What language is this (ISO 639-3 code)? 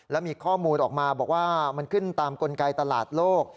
tha